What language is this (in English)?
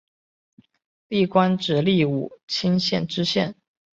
Chinese